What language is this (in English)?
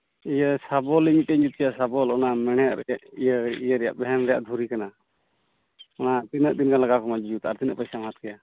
Santali